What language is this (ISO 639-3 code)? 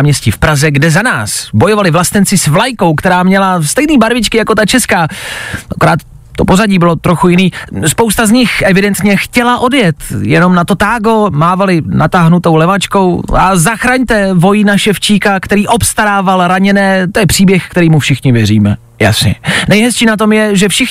ces